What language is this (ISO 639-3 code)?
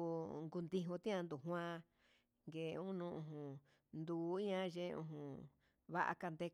mxs